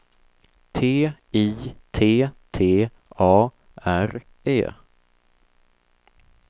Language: Swedish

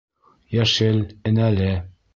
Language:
Bashkir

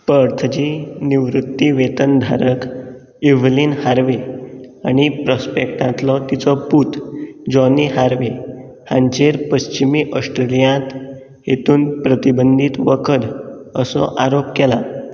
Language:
Konkani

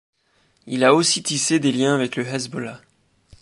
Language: French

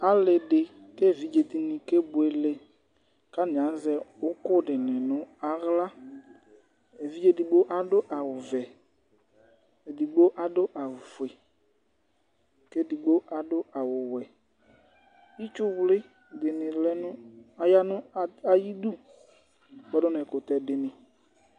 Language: Ikposo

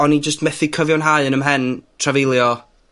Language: Welsh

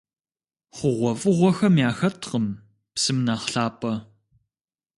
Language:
Kabardian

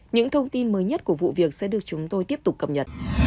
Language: Vietnamese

